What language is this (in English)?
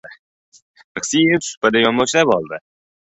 Uzbek